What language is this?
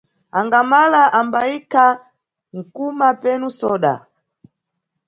Nyungwe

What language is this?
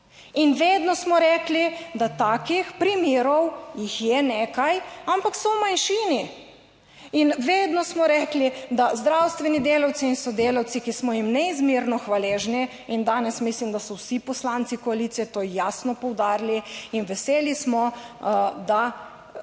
Slovenian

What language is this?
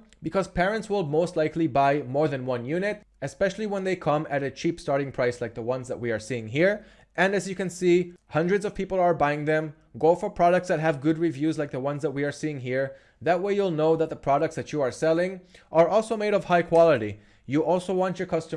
English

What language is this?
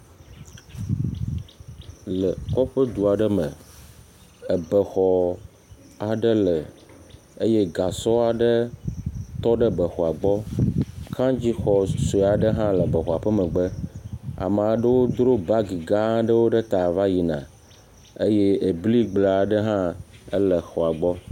Ewe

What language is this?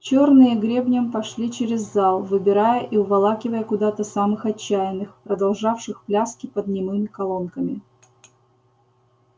Russian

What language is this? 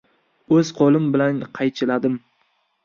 Uzbek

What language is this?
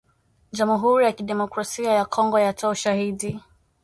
Swahili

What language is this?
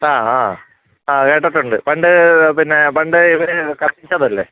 Malayalam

